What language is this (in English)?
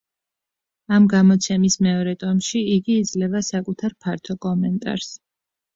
Georgian